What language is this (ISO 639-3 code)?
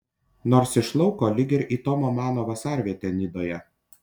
lit